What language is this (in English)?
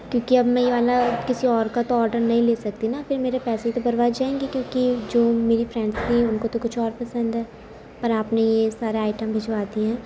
Urdu